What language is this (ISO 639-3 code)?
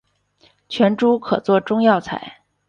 zho